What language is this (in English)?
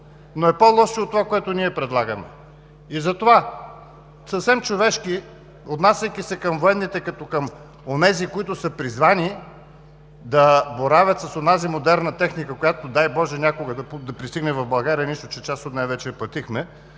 Bulgarian